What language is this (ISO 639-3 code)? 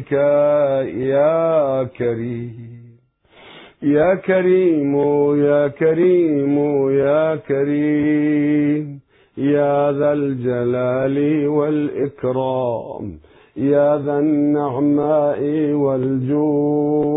ara